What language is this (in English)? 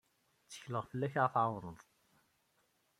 Kabyle